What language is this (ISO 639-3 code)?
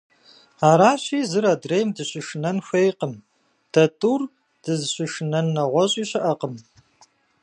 kbd